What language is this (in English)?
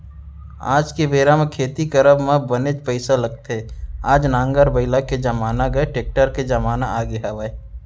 Chhattisgarhi